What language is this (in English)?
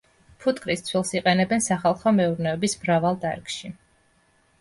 Georgian